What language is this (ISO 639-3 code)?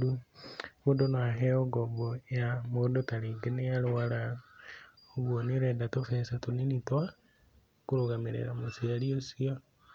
kik